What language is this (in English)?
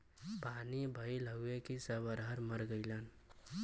Bhojpuri